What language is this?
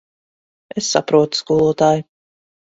Latvian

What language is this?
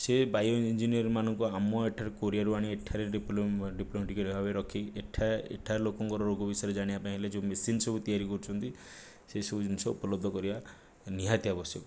Odia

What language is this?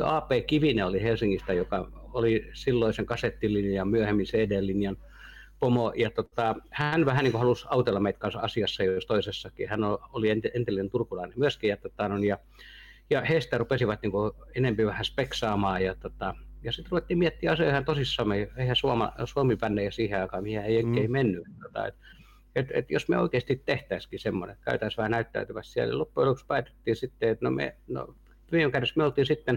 Finnish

